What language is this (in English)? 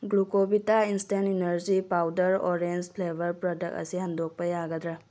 Manipuri